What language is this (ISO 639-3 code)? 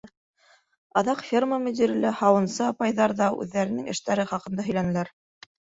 bak